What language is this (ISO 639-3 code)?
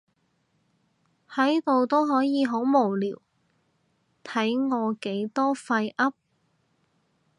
yue